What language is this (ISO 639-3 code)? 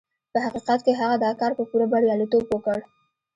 pus